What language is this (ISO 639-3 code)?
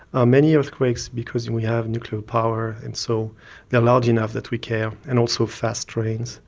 eng